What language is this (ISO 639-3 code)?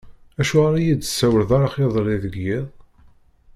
kab